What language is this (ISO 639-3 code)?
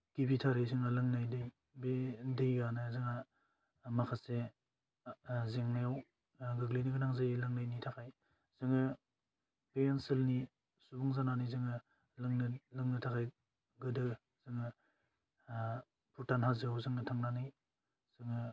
brx